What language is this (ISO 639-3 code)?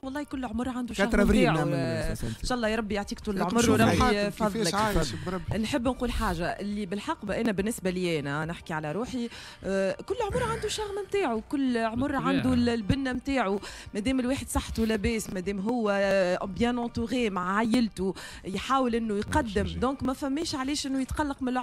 ara